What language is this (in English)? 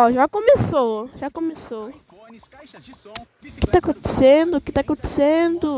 Portuguese